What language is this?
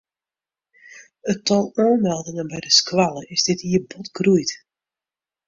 Western Frisian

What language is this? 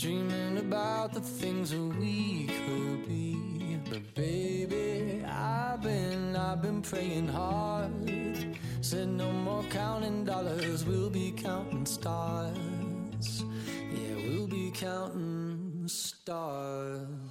Chinese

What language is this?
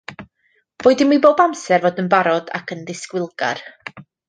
Welsh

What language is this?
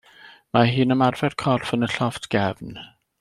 Welsh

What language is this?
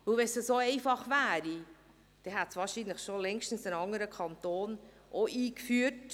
Swiss German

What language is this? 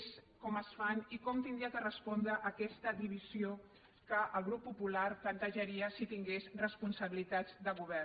Catalan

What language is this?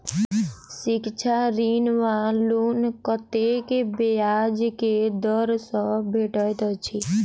Maithili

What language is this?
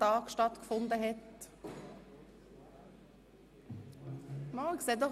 Swiss German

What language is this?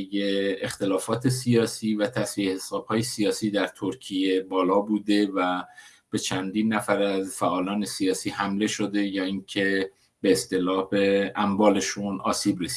Persian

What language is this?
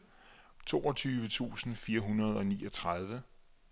Danish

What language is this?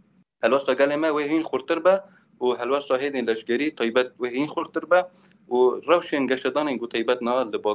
Arabic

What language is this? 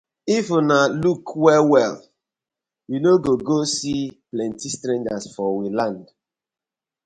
Nigerian Pidgin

